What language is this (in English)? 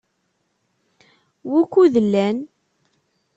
Kabyle